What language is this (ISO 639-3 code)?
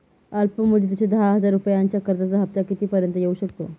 mar